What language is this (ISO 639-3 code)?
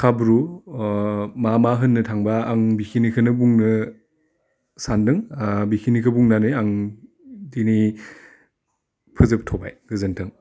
brx